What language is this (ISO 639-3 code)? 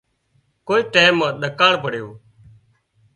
kxp